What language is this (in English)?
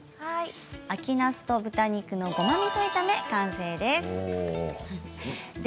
Japanese